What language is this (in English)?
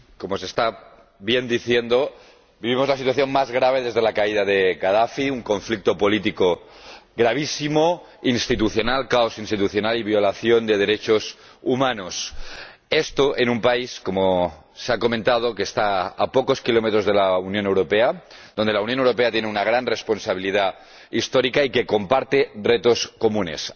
Spanish